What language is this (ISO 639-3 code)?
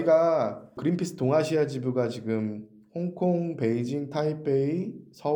kor